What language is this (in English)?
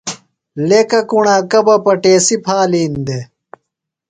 Phalura